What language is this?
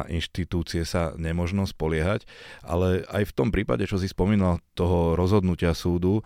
Slovak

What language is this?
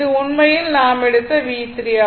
Tamil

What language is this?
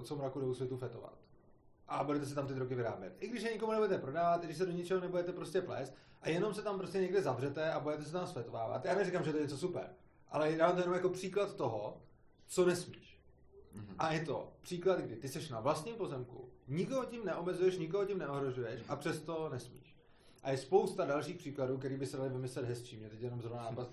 Czech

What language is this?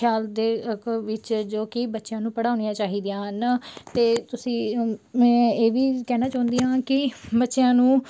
Punjabi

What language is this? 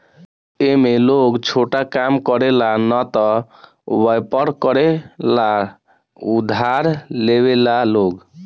Bhojpuri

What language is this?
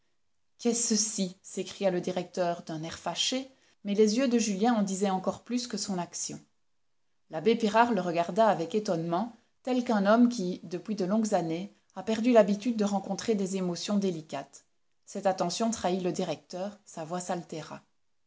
French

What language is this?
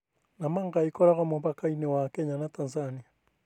Kikuyu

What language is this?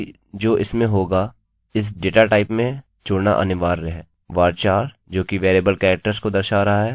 Hindi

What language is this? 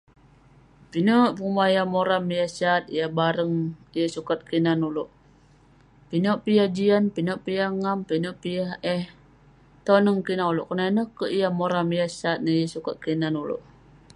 Western Penan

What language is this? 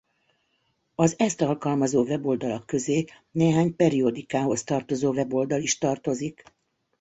Hungarian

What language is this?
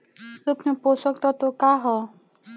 Bhojpuri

